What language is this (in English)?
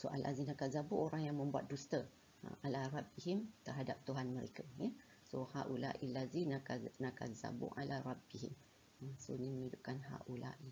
Malay